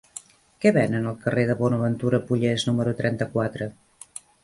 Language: Catalan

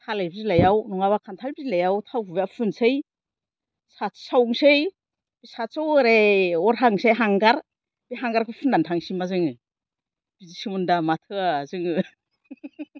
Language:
Bodo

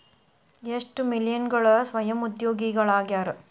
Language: Kannada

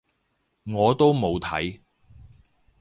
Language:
Cantonese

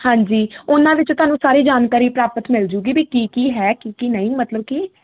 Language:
Punjabi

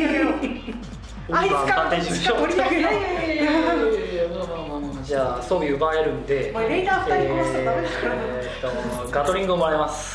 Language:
Japanese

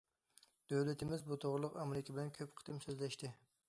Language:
Uyghur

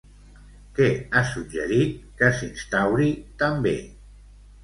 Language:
Catalan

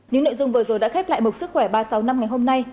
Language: Vietnamese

